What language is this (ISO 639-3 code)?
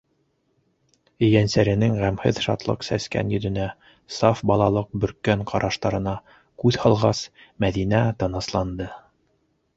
bak